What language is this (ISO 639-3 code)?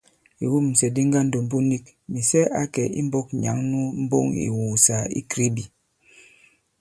abb